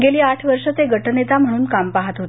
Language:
Marathi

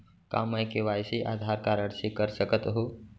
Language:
Chhattisgarhi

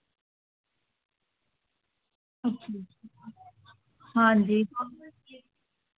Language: Dogri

